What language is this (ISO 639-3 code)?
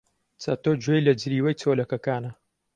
ckb